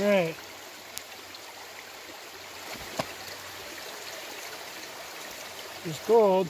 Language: English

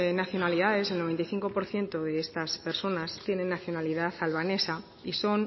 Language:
Spanish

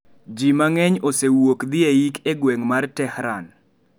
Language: Luo (Kenya and Tanzania)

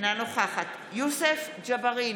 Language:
Hebrew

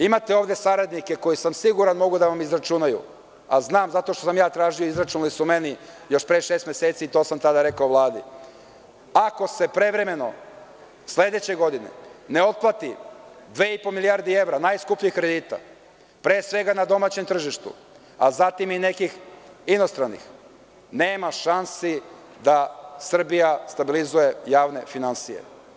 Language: Serbian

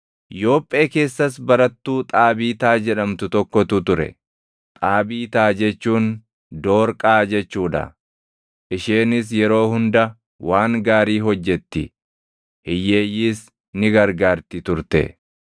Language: Oromo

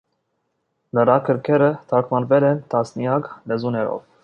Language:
Armenian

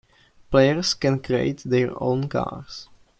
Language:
English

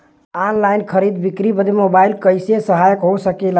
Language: Bhojpuri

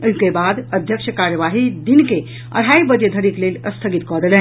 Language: Maithili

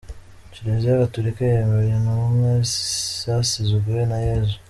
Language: Kinyarwanda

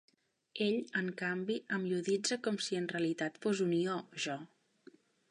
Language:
Catalan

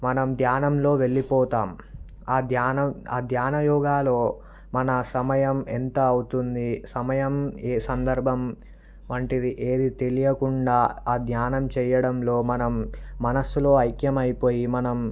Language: Telugu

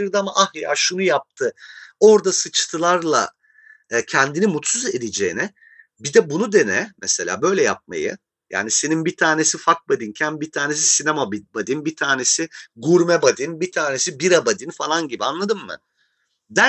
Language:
Turkish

